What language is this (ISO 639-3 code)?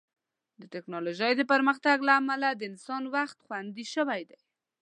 pus